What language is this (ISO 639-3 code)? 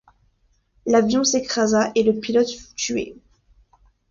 fra